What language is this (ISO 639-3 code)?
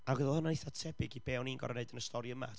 cym